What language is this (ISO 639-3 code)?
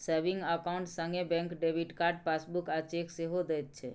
mai